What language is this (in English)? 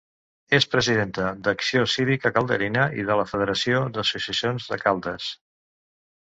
Catalan